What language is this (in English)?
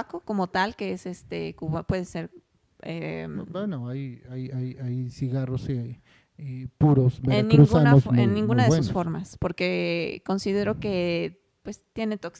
Spanish